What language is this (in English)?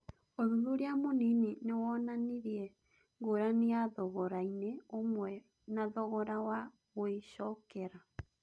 Kikuyu